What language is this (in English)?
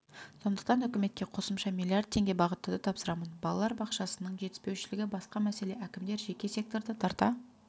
Kazakh